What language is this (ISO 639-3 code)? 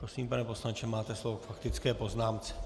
ces